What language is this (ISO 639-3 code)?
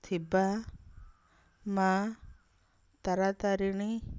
ori